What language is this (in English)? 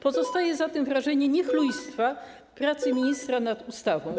Polish